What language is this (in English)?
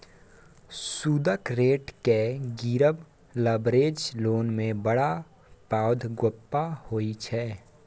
Maithili